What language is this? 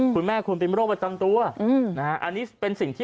Thai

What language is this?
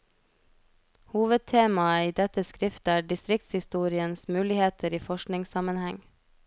Norwegian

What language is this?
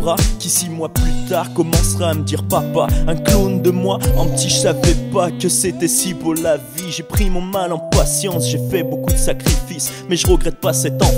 French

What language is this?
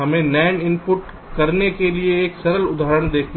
Hindi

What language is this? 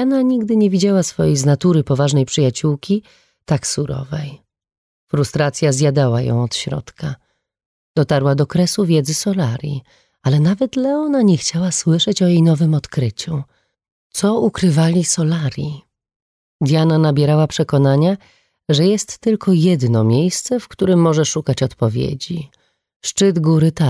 Polish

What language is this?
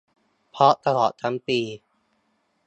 Thai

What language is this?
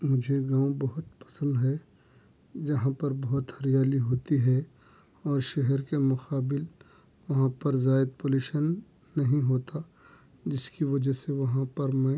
Urdu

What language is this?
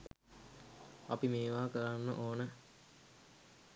Sinhala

